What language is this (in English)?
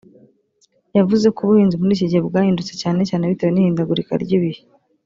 Kinyarwanda